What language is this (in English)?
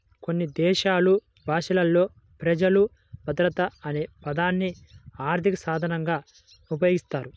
Telugu